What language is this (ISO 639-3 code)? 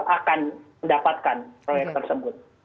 ind